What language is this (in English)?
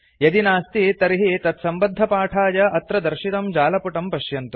Sanskrit